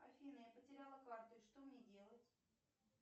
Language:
Russian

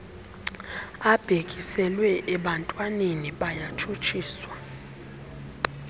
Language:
Xhosa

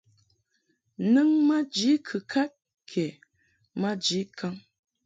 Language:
Mungaka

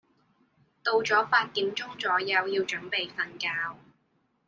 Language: Cantonese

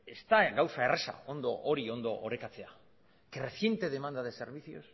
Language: Basque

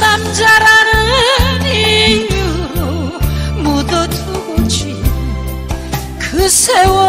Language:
Korean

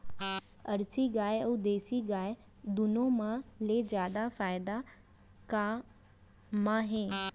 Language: Chhattisgarhi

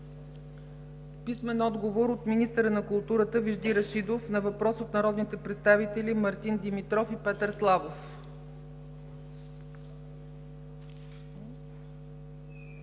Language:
Bulgarian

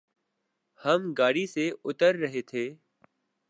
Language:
Urdu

